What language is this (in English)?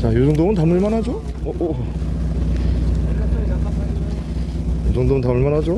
Korean